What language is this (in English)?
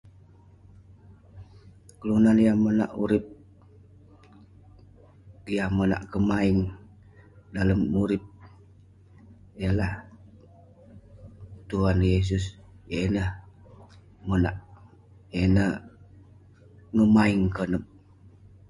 Western Penan